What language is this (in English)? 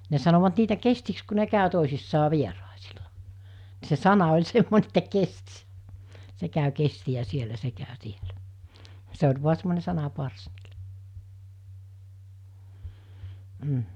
Finnish